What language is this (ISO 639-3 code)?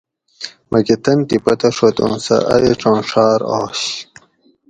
gwc